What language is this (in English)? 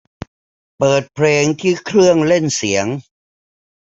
Thai